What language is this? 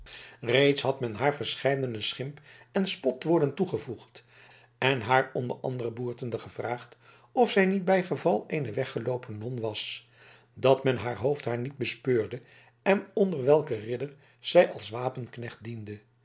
Dutch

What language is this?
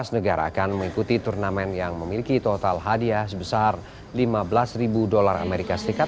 Indonesian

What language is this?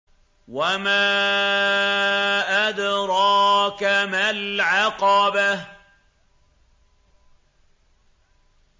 Arabic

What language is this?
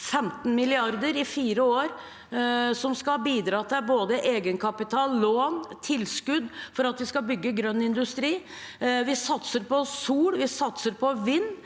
Norwegian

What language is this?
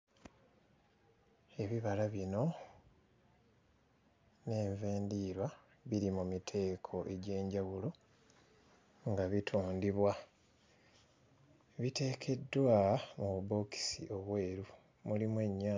Ganda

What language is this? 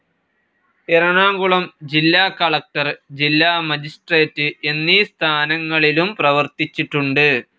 Malayalam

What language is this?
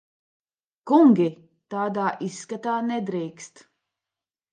Latvian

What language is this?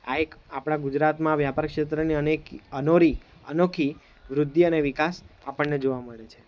Gujarati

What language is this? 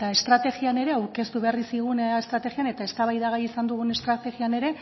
Basque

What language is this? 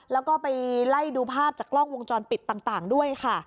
Thai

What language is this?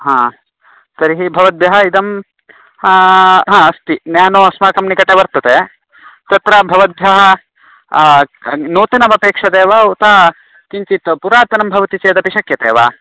Sanskrit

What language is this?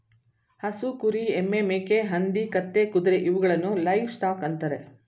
Kannada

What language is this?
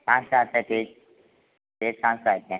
Hindi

